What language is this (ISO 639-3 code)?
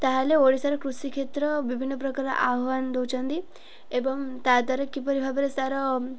ori